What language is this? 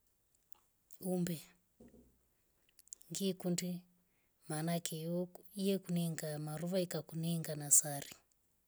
Rombo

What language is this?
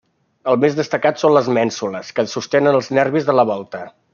Catalan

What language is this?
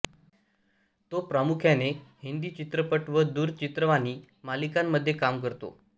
Marathi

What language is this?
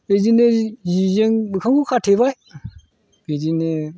Bodo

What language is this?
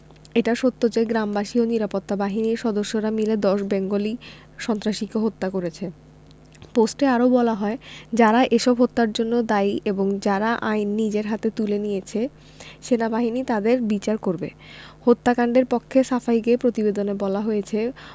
Bangla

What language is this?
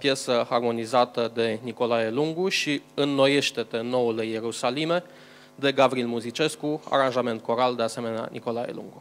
Romanian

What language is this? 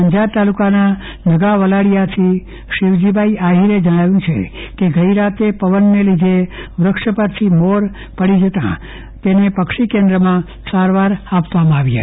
Gujarati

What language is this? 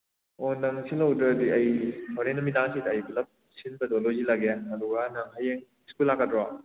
Manipuri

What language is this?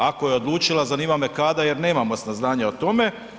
Croatian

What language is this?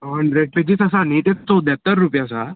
Konkani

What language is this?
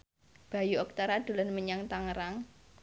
Javanese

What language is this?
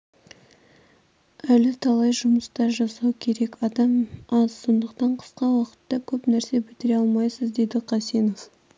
Kazakh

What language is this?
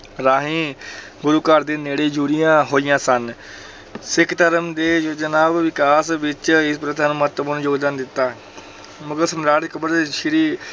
Punjabi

